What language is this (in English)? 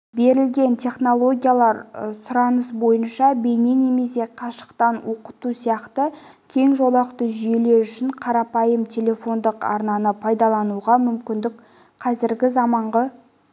Kazakh